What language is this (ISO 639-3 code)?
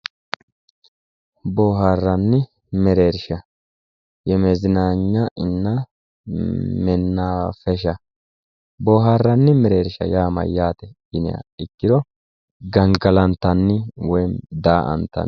sid